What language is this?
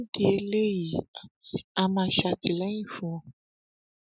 Yoruba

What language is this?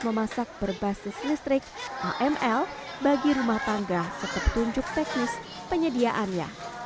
Indonesian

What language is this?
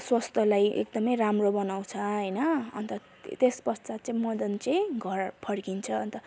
Nepali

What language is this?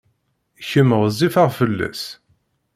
Kabyle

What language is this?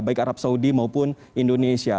Indonesian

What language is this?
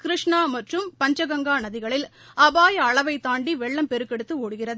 Tamil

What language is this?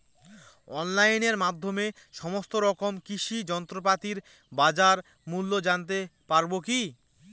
Bangla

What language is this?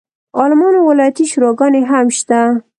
Pashto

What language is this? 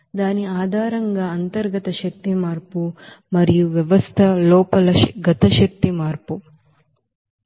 Telugu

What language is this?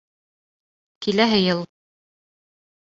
Bashkir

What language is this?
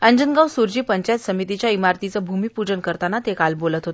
Marathi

